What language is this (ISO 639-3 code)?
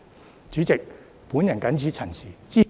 yue